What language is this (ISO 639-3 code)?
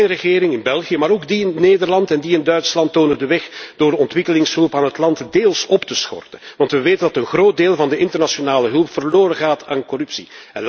nld